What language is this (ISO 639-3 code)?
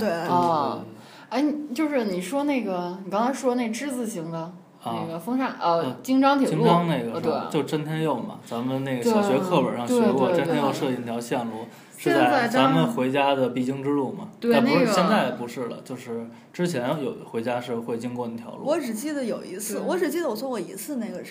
zho